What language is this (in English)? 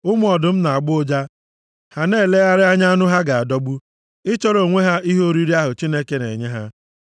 Igbo